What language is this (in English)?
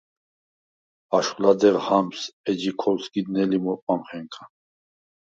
Svan